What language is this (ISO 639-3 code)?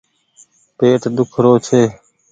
gig